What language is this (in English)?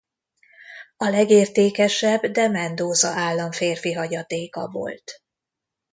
Hungarian